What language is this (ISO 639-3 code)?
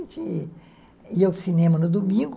por